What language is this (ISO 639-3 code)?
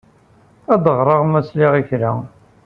kab